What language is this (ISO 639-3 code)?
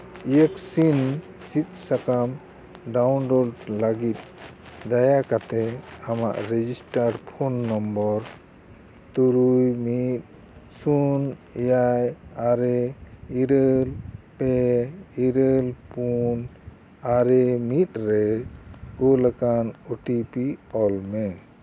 sat